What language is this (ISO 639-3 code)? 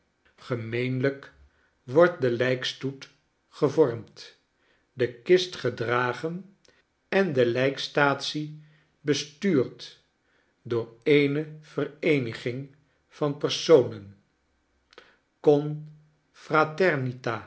nld